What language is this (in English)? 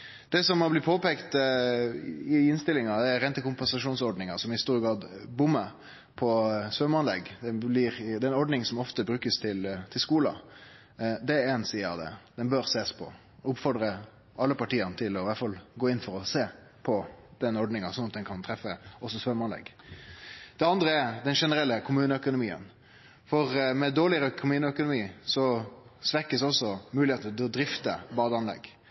Norwegian Nynorsk